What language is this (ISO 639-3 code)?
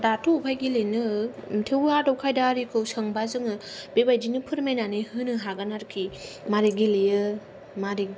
brx